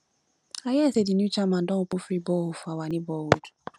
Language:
Nigerian Pidgin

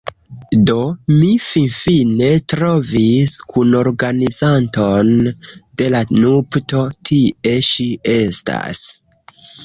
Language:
Esperanto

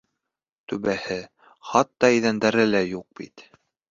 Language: Bashkir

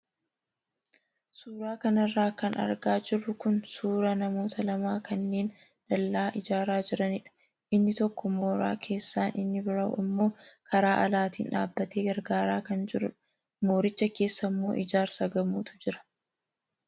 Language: Oromo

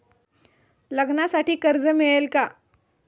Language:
Marathi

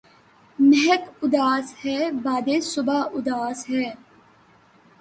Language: Urdu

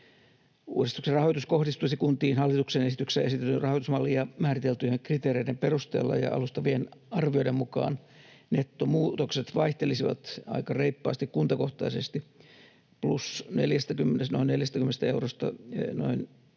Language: Finnish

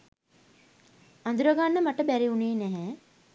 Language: Sinhala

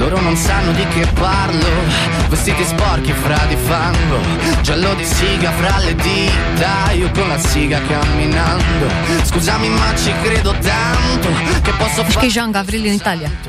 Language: Romanian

